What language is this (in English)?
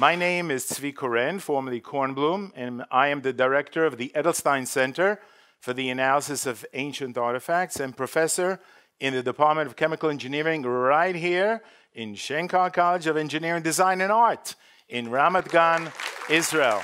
English